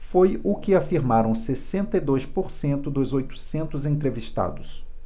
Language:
Portuguese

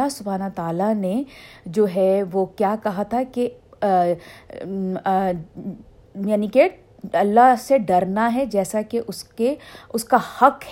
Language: Urdu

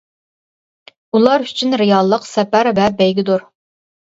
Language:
Uyghur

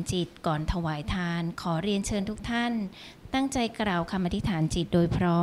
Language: Thai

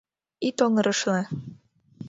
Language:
Mari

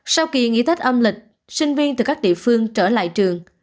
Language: Vietnamese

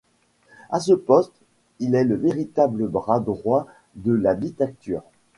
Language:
French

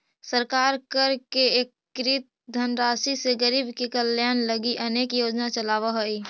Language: Magahi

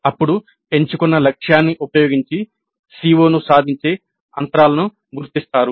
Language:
Telugu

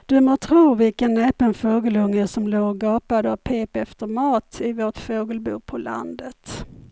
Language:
Swedish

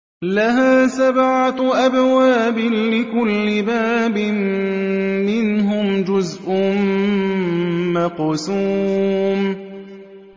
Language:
Arabic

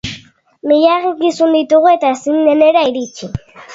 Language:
Basque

